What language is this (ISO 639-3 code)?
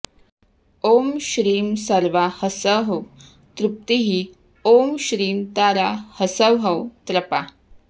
san